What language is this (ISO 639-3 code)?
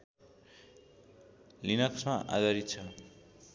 nep